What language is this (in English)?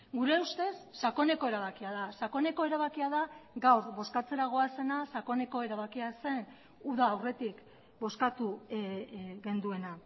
Basque